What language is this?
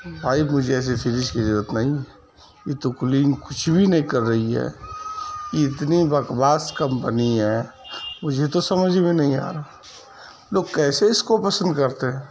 Urdu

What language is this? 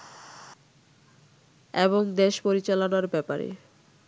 Bangla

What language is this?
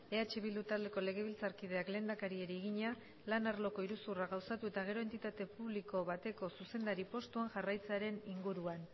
Basque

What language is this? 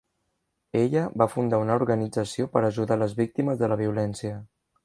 Catalan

